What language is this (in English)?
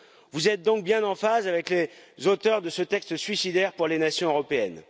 French